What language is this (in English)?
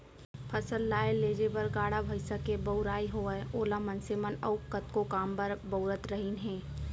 Chhattisgarhi